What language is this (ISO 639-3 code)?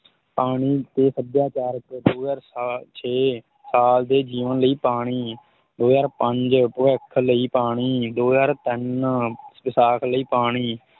pan